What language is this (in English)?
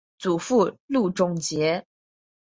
Chinese